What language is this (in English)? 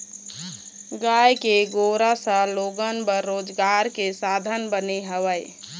Chhattisgarhi